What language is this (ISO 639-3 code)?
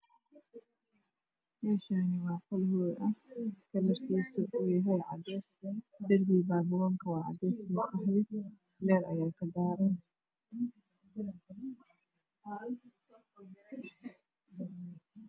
som